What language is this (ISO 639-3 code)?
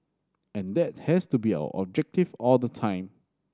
eng